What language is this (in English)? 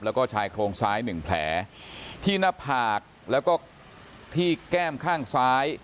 Thai